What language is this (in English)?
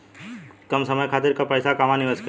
Bhojpuri